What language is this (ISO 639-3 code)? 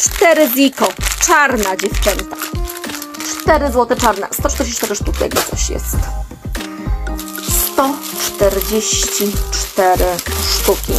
pol